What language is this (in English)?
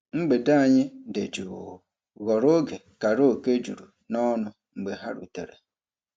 Igbo